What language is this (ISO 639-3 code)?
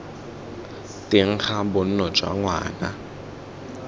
tsn